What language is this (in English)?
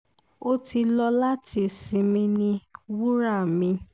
Yoruba